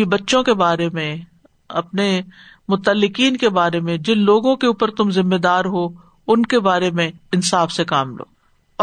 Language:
Urdu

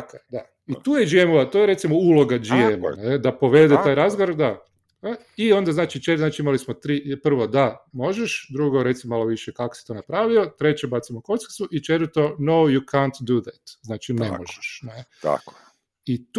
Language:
Croatian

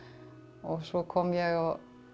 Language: Icelandic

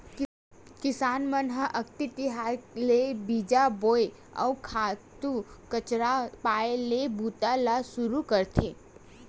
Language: Chhattisgarhi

